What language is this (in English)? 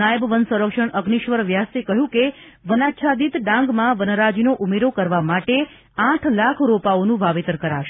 Gujarati